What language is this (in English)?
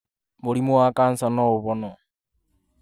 Kikuyu